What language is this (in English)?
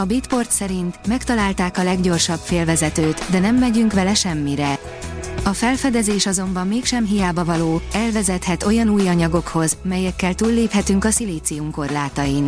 Hungarian